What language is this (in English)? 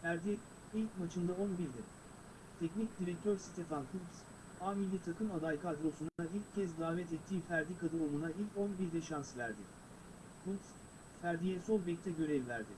Turkish